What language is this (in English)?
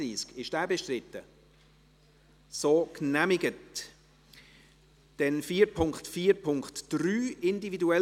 Swiss German